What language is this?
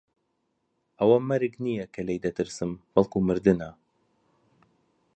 Central Kurdish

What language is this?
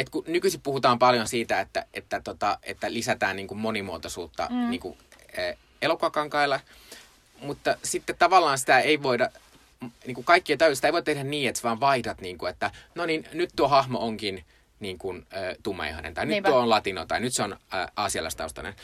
Finnish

